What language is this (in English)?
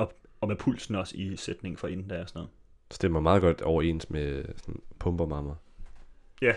Danish